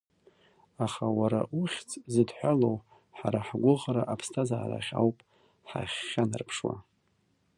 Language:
Abkhazian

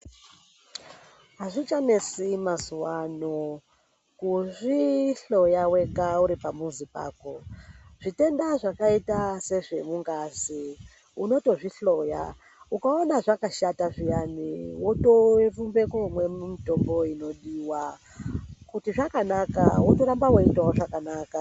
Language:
Ndau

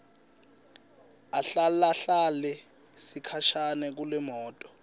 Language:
Swati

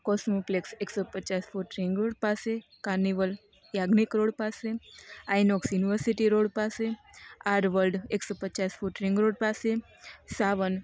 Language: Gujarati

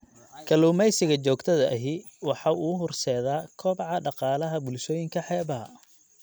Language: Somali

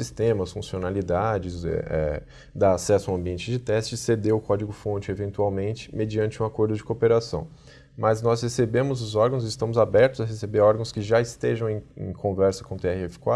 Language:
Portuguese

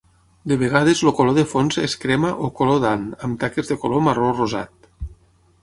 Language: Catalan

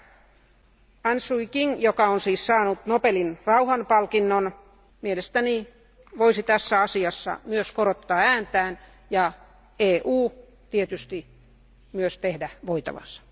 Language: Finnish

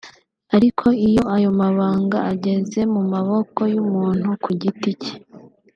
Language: Kinyarwanda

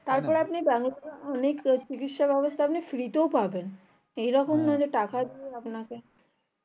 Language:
Bangla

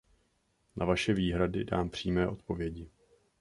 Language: Czech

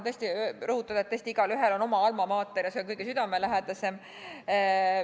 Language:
Estonian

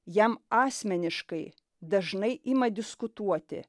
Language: Lithuanian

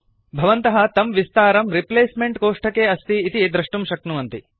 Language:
Sanskrit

